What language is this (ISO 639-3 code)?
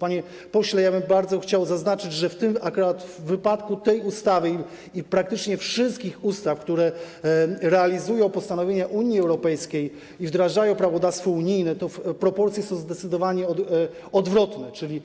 pol